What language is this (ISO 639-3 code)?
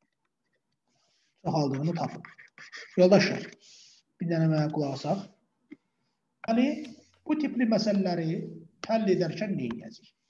tur